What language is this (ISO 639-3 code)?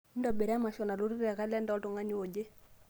mas